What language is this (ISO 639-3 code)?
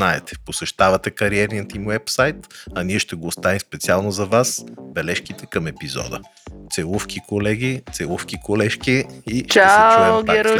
bul